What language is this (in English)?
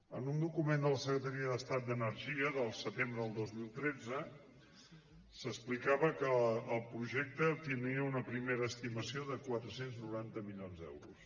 Catalan